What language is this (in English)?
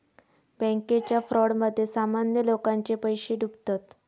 Marathi